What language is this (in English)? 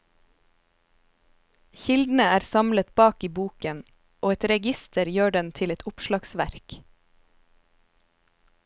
Norwegian